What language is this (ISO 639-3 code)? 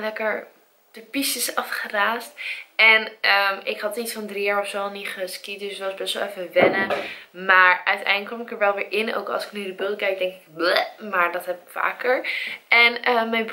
nld